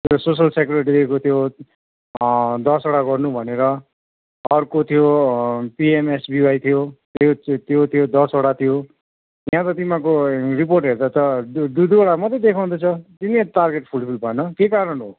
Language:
Nepali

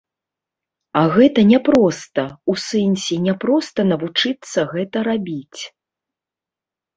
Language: Belarusian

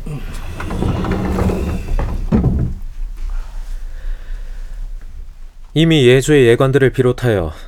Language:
Korean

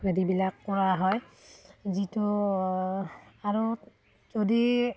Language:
Assamese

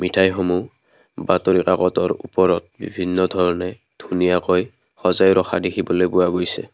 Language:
Assamese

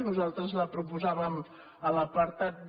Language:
Catalan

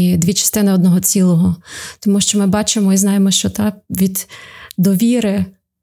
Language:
Ukrainian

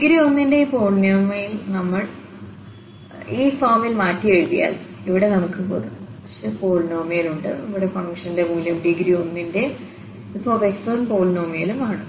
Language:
Malayalam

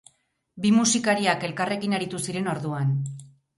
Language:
Basque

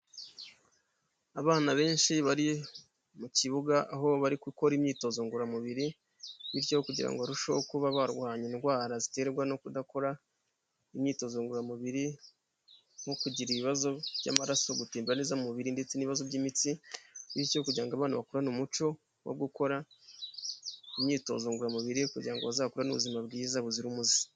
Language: Kinyarwanda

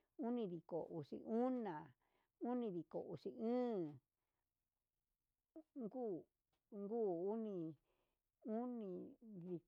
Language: Huitepec Mixtec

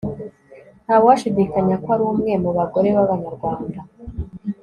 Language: Kinyarwanda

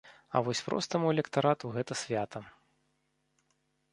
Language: Belarusian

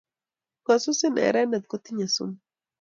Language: Kalenjin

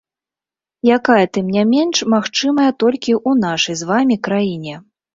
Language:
Belarusian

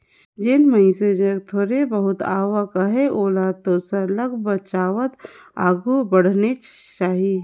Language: Chhattisgarhi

